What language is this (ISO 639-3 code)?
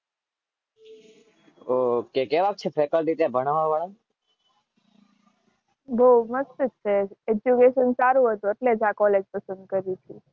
guj